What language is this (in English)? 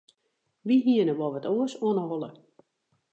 Western Frisian